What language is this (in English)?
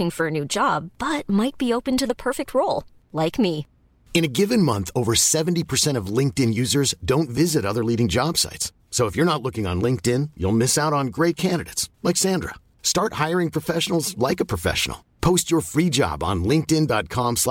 French